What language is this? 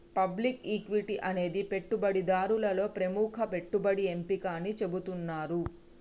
Telugu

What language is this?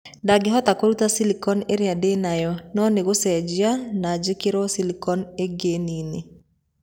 Kikuyu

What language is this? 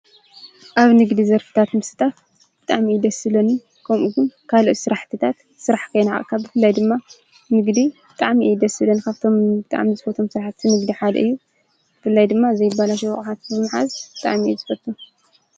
Tigrinya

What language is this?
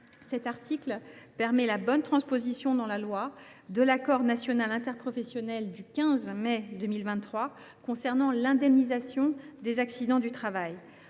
French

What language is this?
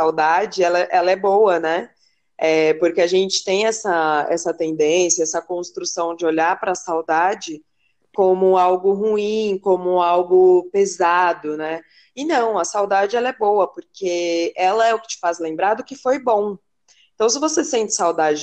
Portuguese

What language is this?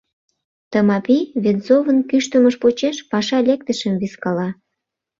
Mari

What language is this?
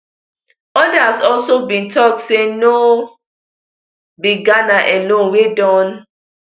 Nigerian Pidgin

